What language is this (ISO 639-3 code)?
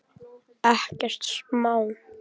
isl